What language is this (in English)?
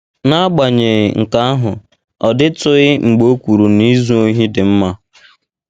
Igbo